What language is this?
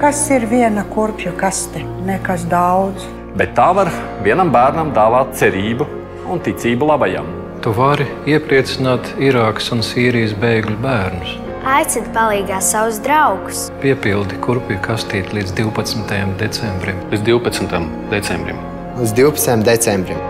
Latvian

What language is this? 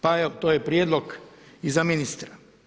Croatian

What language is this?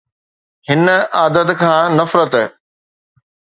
Sindhi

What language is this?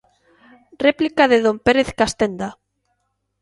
Galician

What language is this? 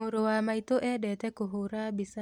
Kikuyu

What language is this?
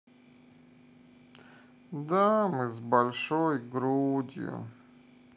Russian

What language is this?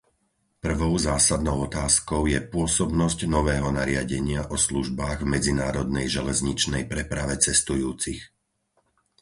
Slovak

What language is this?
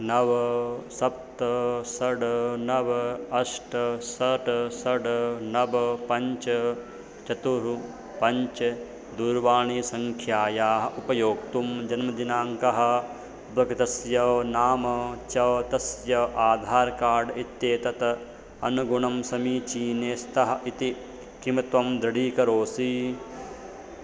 Sanskrit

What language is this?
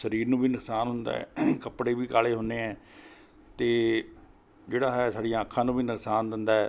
Punjabi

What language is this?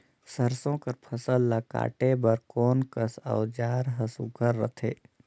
Chhattisgarhi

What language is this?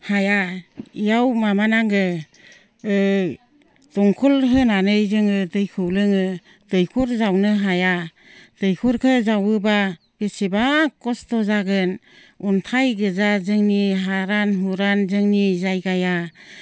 Bodo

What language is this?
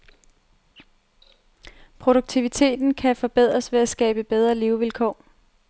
Danish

